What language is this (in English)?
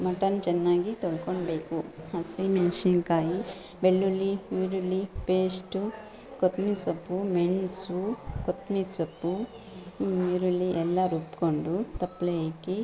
Kannada